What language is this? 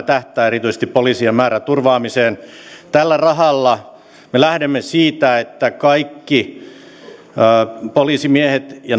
Finnish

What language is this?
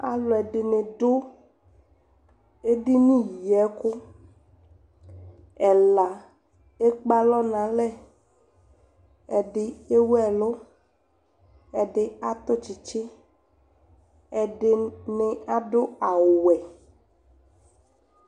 Ikposo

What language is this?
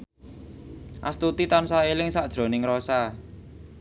Javanese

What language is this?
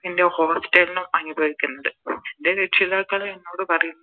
Malayalam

